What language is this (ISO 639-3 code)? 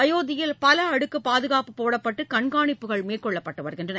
tam